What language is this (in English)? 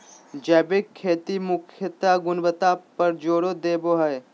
Magahi